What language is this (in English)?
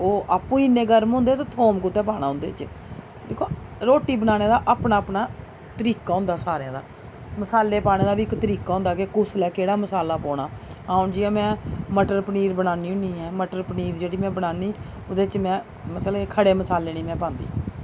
Dogri